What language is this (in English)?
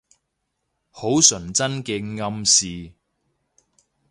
Cantonese